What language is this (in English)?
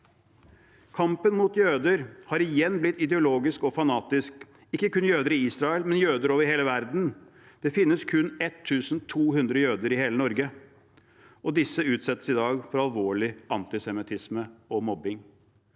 Norwegian